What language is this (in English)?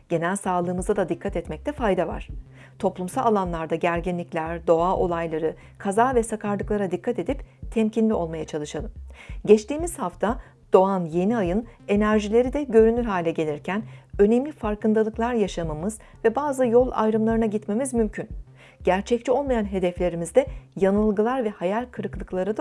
Turkish